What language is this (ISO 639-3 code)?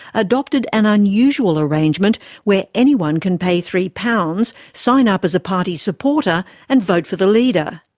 eng